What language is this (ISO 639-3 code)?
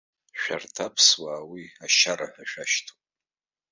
abk